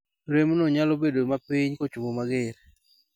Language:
Luo (Kenya and Tanzania)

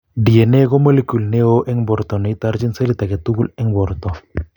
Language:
Kalenjin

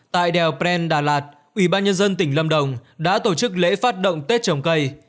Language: Vietnamese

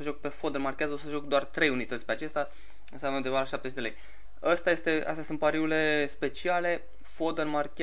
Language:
Romanian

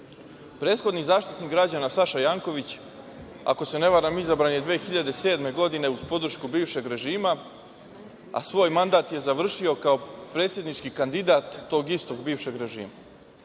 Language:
Serbian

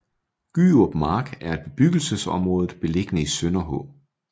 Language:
Danish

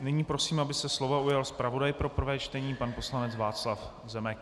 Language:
Czech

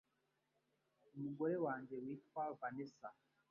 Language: Kinyarwanda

